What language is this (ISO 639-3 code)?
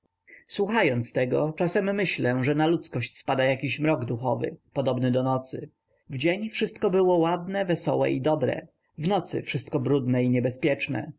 pol